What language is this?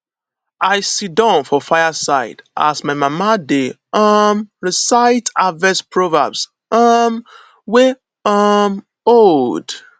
Nigerian Pidgin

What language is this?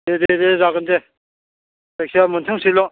Bodo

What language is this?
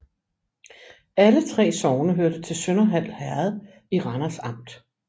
Danish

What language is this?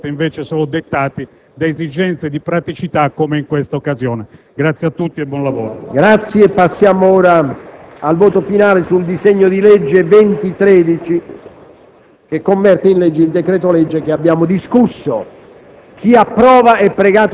Italian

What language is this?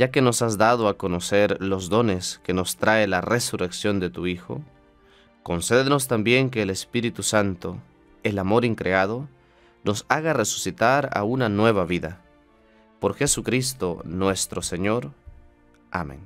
Spanish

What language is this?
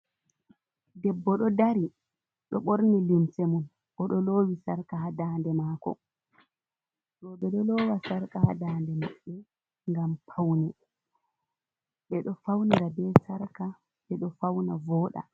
Fula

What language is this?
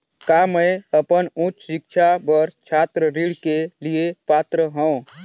Chhattisgarhi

